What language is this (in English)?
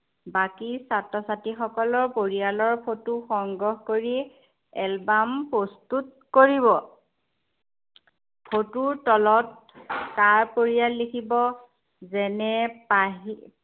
Assamese